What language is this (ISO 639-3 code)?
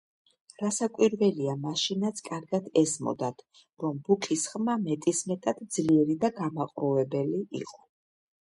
kat